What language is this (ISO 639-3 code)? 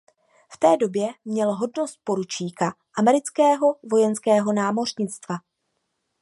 ces